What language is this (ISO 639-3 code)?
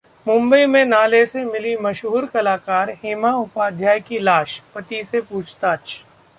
hin